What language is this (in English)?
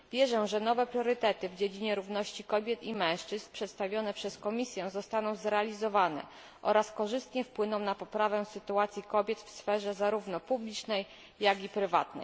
Polish